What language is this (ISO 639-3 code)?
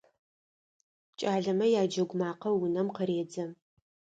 ady